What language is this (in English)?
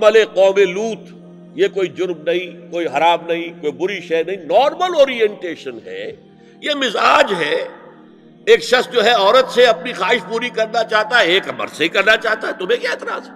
Urdu